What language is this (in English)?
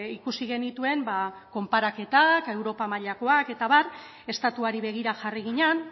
Basque